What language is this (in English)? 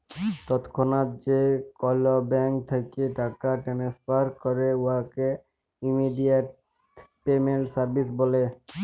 Bangla